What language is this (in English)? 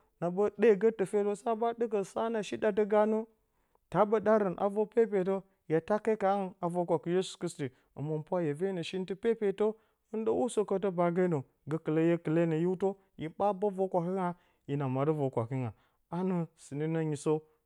Bacama